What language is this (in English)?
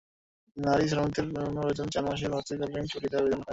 Bangla